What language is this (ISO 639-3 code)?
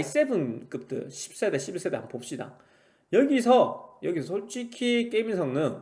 kor